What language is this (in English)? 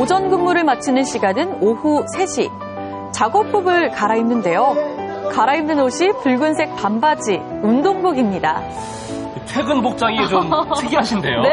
Korean